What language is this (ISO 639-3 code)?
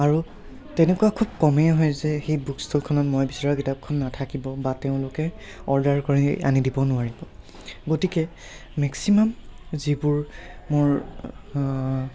asm